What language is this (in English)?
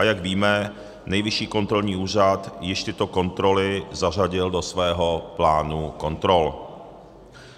Czech